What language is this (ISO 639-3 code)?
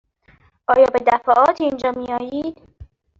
fas